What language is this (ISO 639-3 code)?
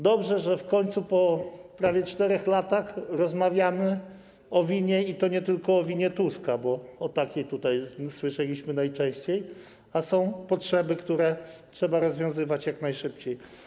pol